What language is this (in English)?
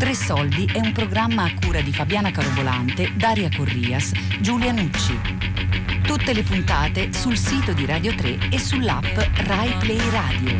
Italian